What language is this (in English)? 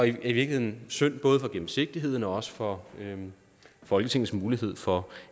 Danish